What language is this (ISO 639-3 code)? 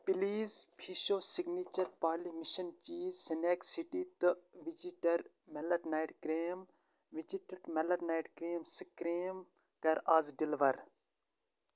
kas